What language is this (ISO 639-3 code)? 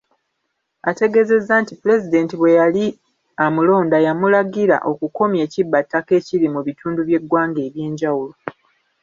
lug